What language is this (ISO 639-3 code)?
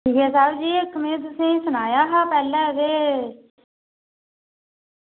doi